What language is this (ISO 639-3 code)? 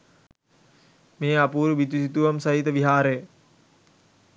sin